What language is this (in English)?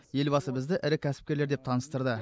Kazakh